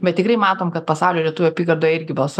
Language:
Lithuanian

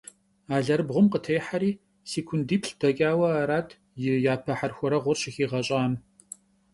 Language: Kabardian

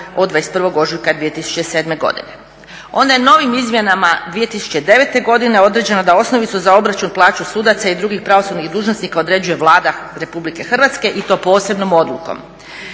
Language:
Croatian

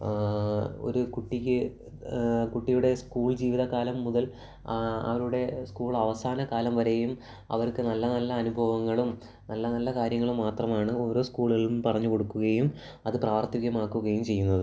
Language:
Malayalam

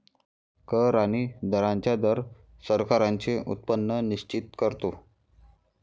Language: Marathi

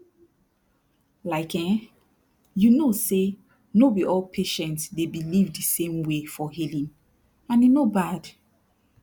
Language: Nigerian Pidgin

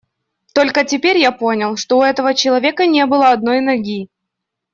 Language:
Russian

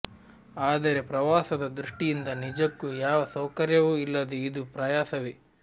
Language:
Kannada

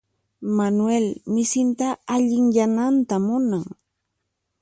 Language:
Puno Quechua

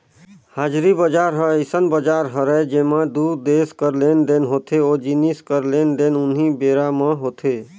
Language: Chhattisgarhi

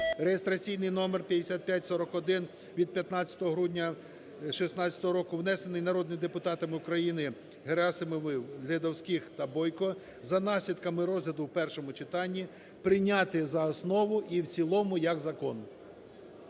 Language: Ukrainian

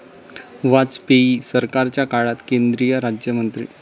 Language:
Marathi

